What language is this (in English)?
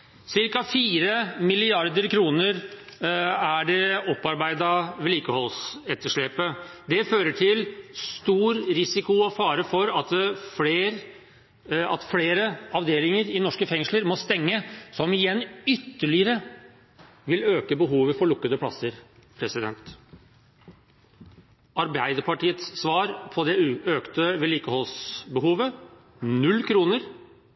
Norwegian Bokmål